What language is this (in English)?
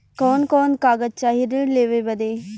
Bhojpuri